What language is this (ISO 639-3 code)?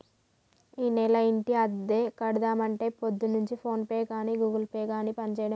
tel